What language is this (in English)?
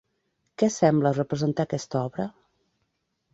Catalan